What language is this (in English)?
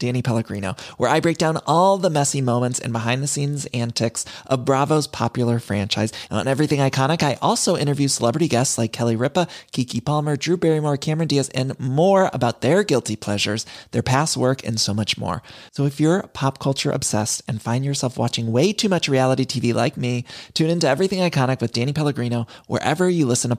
Filipino